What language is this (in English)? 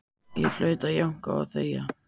Icelandic